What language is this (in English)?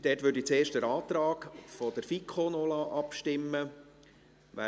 Swiss German